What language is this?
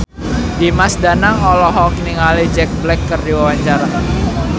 Sundanese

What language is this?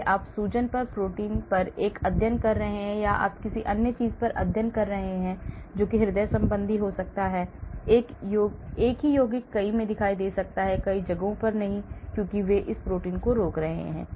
Hindi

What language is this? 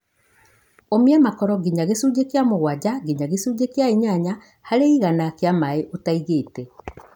Kikuyu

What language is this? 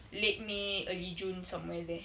English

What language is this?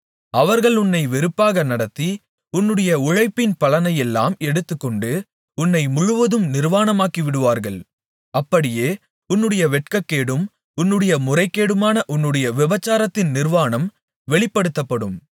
Tamil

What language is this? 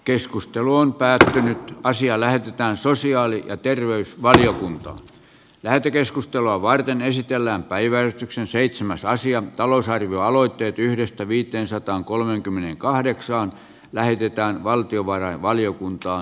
Finnish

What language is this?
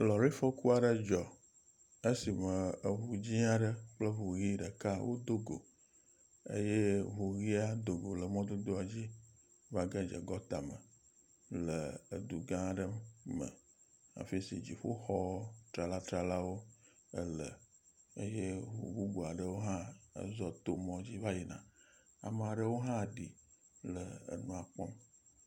Ewe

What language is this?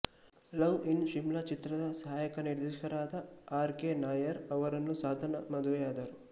Kannada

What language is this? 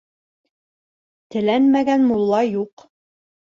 Bashkir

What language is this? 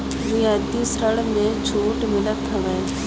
Bhojpuri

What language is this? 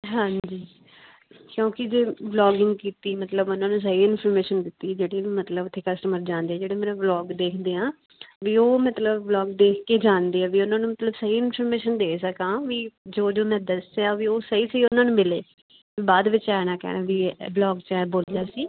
Punjabi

